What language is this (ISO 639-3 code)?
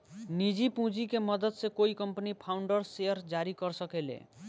bho